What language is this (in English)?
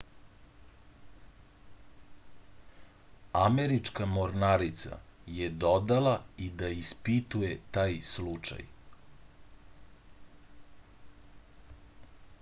Serbian